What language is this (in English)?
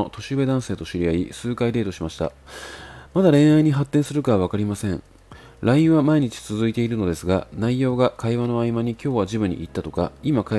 Japanese